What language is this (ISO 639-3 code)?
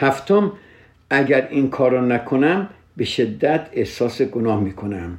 fas